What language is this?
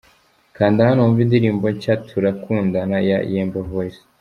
Kinyarwanda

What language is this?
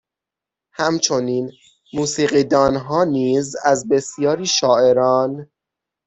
Persian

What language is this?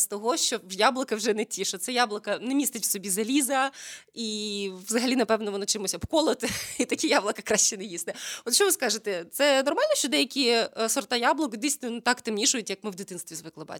Ukrainian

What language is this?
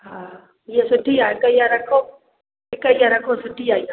Sindhi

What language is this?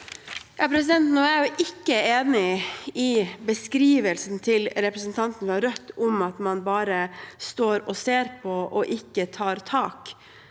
Norwegian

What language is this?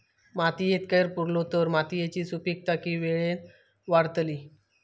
Marathi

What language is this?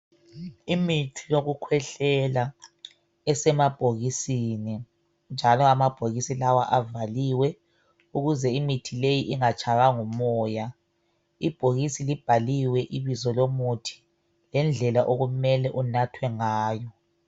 North Ndebele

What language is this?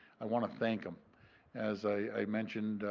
English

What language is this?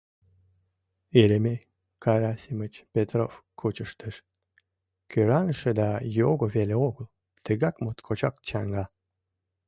Mari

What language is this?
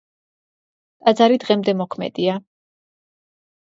Georgian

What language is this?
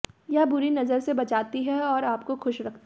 Hindi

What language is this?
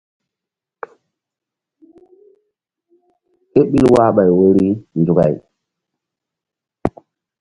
Mbum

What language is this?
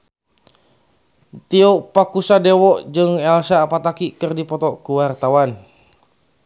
Sundanese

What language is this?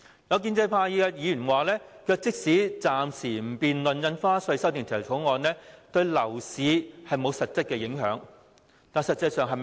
Cantonese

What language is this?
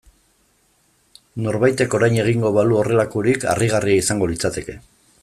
Basque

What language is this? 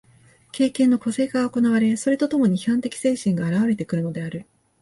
Japanese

